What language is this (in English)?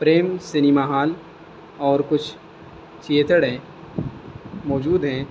Urdu